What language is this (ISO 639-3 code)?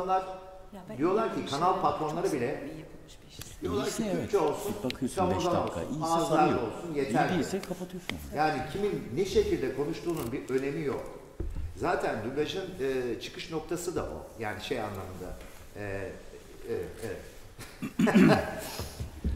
tur